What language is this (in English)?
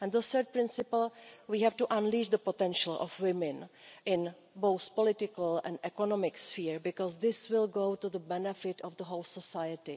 English